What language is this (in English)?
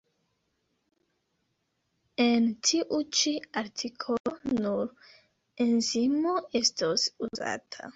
Esperanto